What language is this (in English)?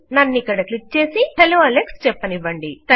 Telugu